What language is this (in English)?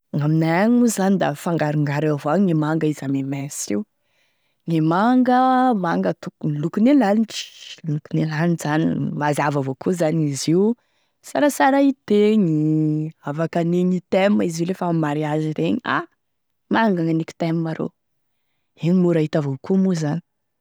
Tesaka Malagasy